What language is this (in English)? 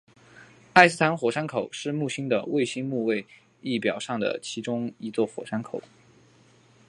Chinese